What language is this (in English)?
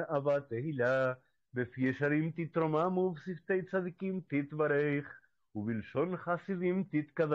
Spanish